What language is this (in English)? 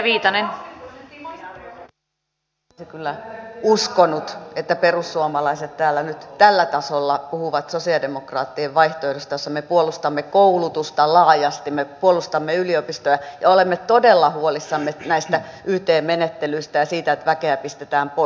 Finnish